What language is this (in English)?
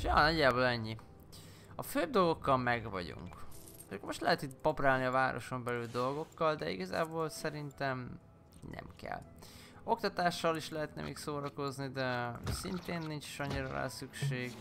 Hungarian